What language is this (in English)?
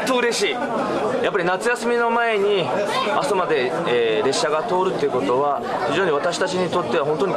Japanese